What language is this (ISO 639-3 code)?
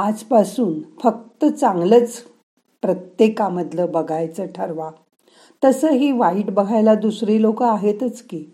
mar